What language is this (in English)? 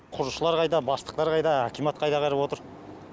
Kazakh